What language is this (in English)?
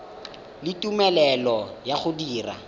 Tswana